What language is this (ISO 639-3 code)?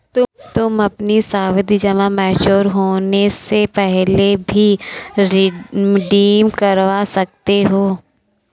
hin